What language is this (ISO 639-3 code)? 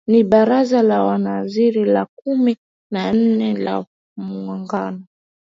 swa